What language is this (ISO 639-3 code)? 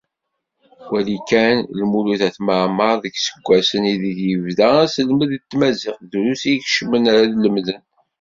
kab